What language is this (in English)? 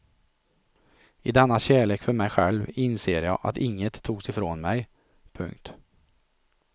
Swedish